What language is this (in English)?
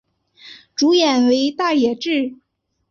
Chinese